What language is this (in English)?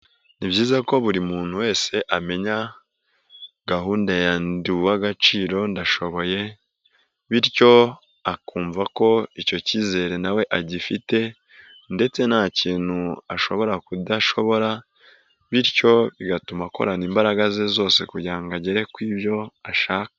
Kinyarwanda